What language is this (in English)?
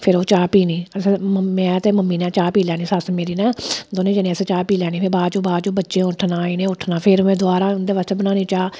Dogri